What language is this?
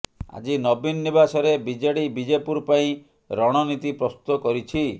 Odia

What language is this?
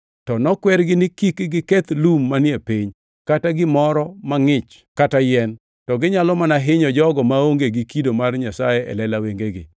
Luo (Kenya and Tanzania)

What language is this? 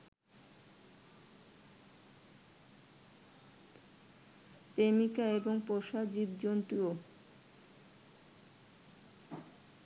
Bangla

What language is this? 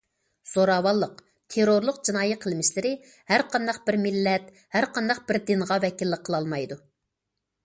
Uyghur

